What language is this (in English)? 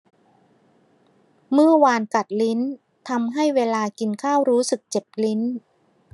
Thai